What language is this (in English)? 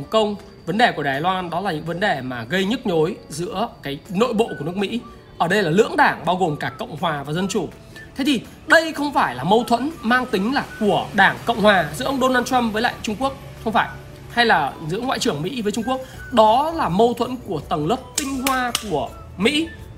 Vietnamese